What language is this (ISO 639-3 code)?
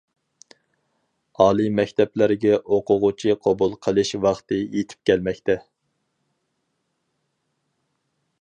uig